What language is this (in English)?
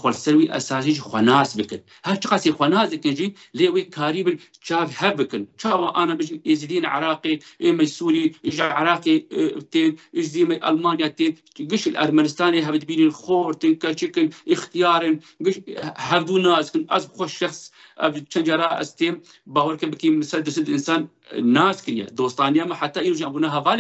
Arabic